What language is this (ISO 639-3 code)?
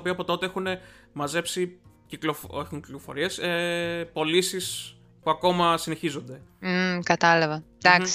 ell